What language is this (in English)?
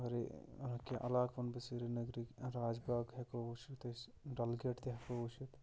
Kashmiri